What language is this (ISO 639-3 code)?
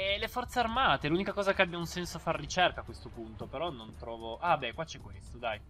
ita